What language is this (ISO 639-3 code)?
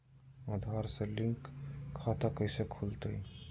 mag